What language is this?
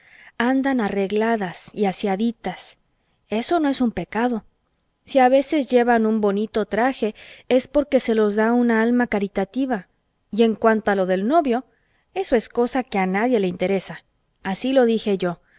Spanish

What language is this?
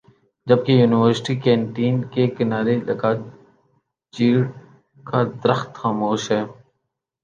Urdu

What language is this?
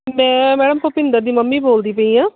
Punjabi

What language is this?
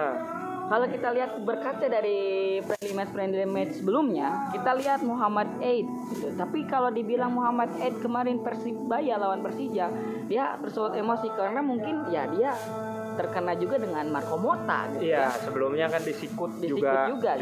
Indonesian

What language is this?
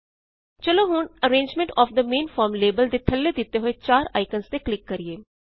Punjabi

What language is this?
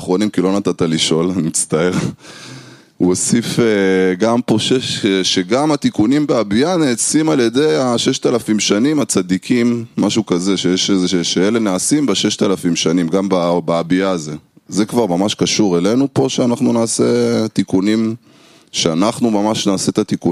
Hebrew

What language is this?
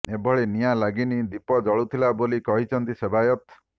Odia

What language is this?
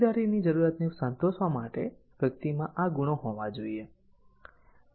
Gujarati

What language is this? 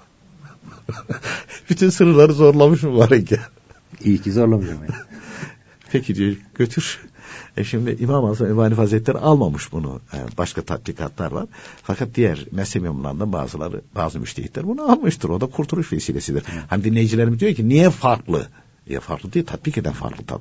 Turkish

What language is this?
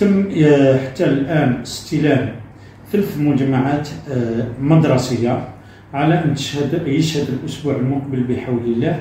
Arabic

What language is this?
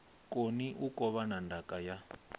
Venda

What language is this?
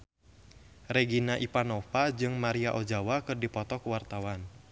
Sundanese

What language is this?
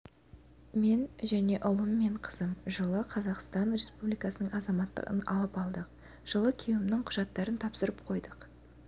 Kazakh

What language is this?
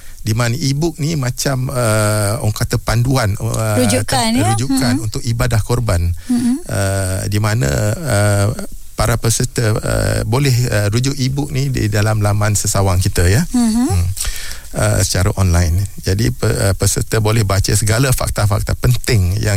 Malay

